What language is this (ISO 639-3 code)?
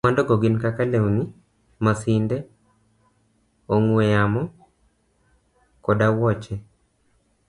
luo